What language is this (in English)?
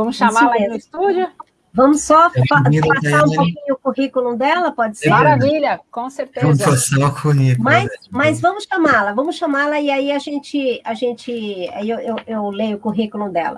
Portuguese